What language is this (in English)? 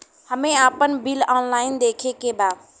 Bhojpuri